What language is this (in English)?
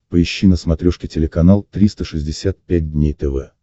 Russian